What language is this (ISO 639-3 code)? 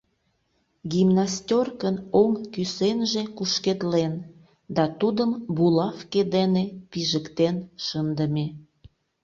chm